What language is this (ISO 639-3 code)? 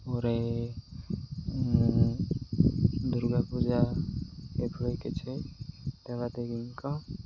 ori